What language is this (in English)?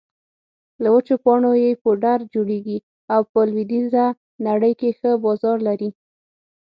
Pashto